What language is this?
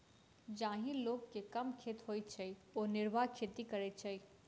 Maithili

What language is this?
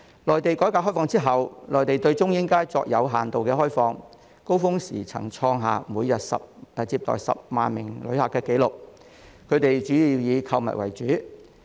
Cantonese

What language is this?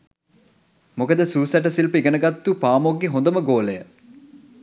Sinhala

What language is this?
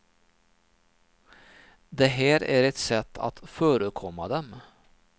Swedish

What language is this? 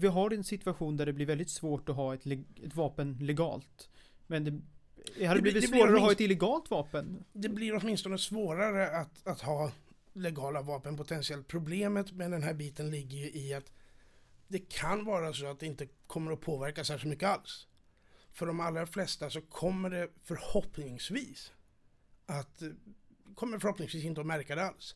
Swedish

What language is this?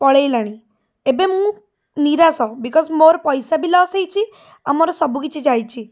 Odia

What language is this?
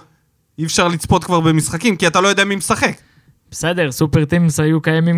Hebrew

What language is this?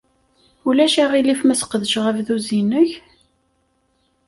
Kabyle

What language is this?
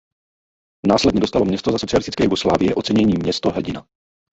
Czech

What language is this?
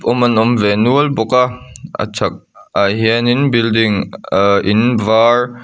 Mizo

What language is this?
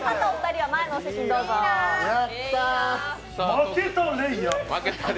Japanese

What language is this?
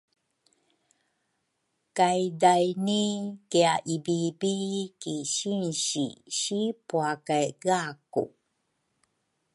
Rukai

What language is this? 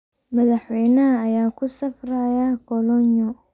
Somali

